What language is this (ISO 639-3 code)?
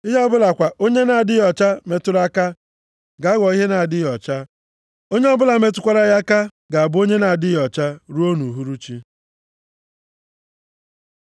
ibo